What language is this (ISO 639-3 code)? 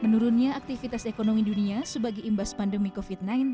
ind